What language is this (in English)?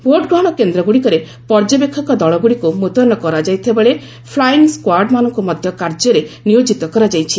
Odia